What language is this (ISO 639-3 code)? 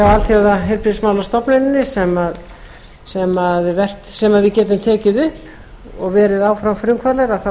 isl